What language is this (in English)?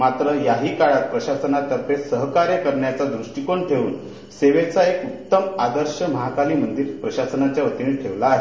Marathi